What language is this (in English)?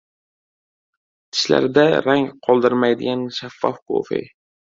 Uzbek